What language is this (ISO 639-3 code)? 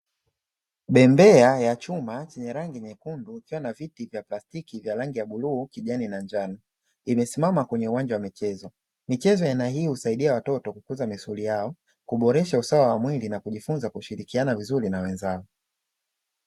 swa